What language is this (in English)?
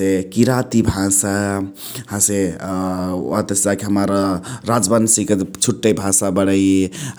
Chitwania Tharu